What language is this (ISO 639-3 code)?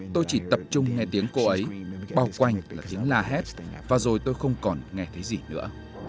vie